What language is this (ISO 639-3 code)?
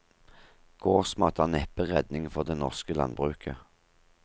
nor